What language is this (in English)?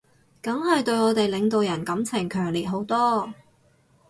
Cantonese